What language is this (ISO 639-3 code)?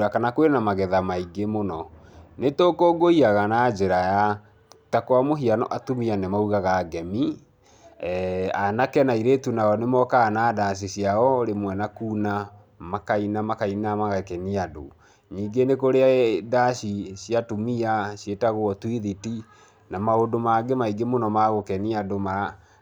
kik